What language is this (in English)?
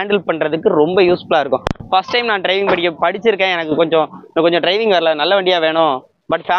Tamil